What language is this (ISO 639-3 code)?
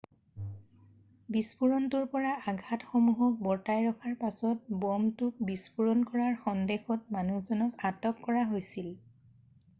asm